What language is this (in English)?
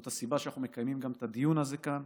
Hebrew